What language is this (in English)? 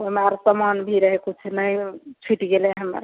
Maithili